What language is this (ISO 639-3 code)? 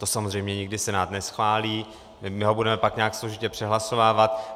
ces